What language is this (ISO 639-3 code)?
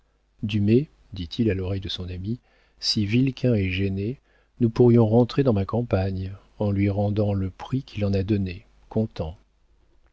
fra